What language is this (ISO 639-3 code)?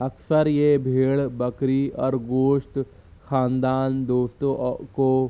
urd